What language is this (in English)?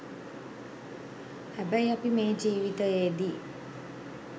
Sinhala